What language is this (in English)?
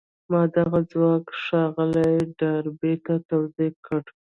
Pashto